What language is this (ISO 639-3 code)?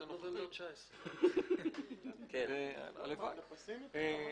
heb